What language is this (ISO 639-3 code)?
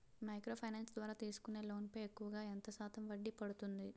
tel